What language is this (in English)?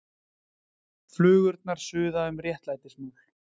Icelandic